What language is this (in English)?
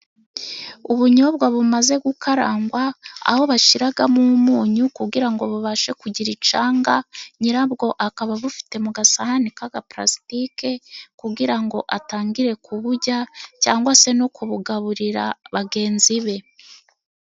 Kinyarwanda